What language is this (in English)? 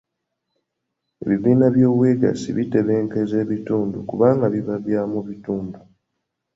Ganda